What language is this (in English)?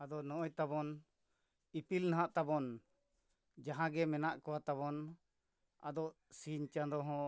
Santali